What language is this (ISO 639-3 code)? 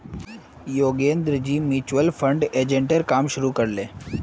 mag